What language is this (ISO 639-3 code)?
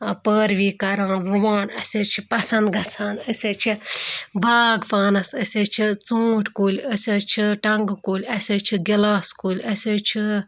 kas